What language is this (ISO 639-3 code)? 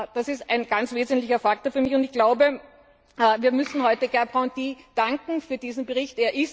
deu